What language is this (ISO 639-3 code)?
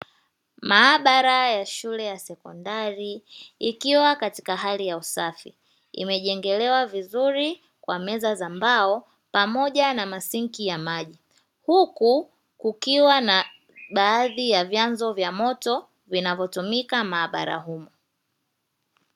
swa